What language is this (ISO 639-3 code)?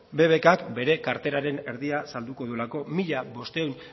eus